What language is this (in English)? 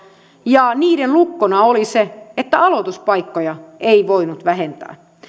Finnish